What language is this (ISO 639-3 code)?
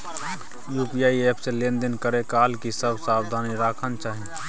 mai